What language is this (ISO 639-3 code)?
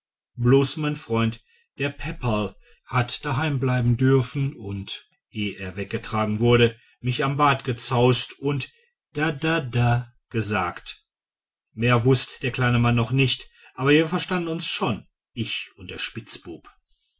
deu